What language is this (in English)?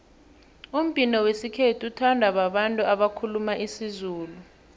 South Ndebele